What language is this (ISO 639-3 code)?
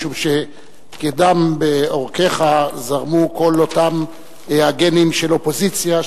heb